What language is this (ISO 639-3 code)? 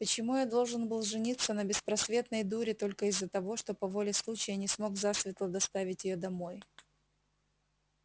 rus